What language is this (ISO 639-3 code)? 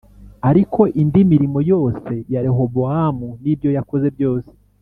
kin